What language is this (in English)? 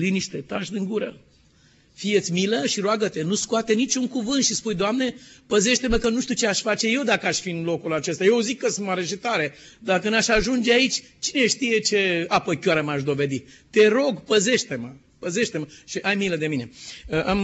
Romanian